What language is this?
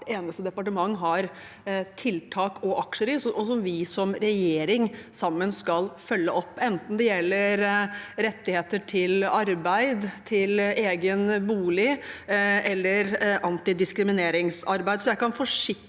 Norwegian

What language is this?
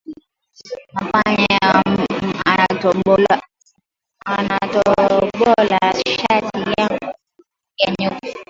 Swahili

